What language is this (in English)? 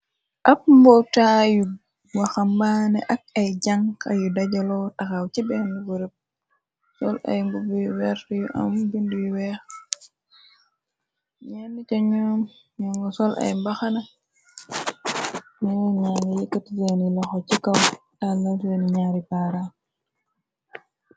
Wolof